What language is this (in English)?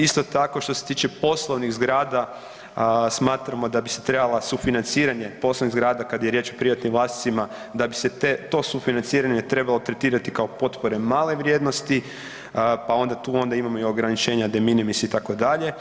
Croatian